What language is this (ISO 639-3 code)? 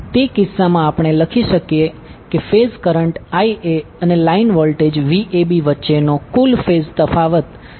guj